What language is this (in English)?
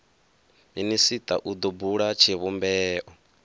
Venda